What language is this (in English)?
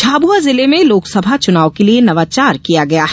Hindi